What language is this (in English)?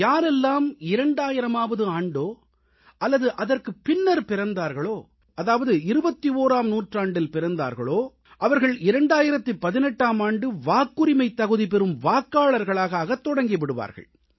Tamil